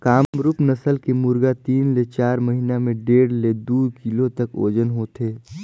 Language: Chhattisgarhi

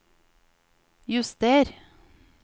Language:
Norwegian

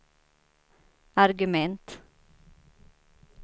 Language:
Swedish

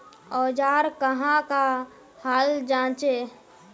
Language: Magahi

